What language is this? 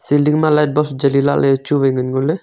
Wancho Naga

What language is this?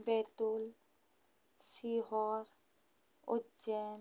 Hindi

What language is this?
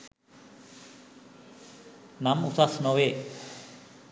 Sinhala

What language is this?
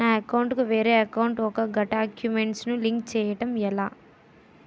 Telugu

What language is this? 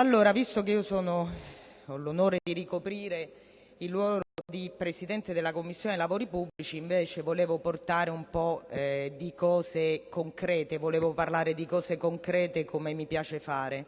Italian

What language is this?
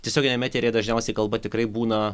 Lithuanian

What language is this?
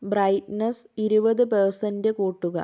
Malayalam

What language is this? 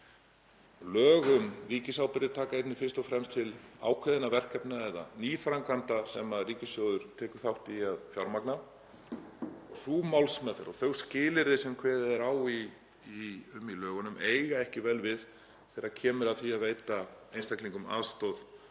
Icelandic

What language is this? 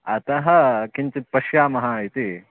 Sanskrit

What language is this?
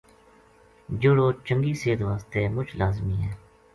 Gujari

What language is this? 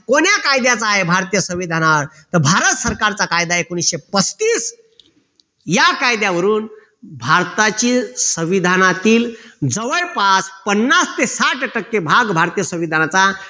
Marathi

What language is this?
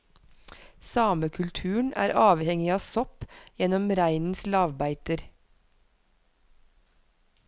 Norwegian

